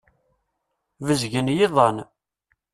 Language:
Kabyle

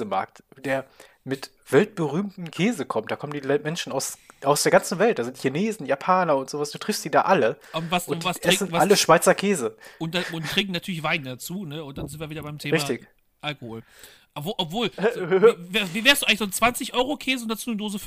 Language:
German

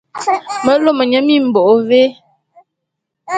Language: Bulu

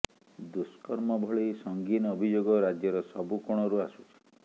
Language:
Odia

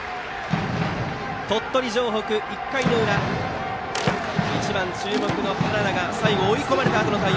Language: Japanese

